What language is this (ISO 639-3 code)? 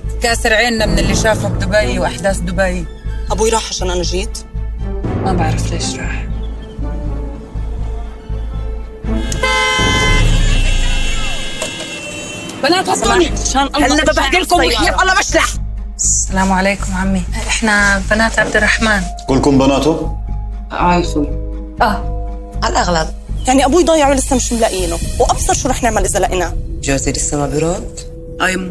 ara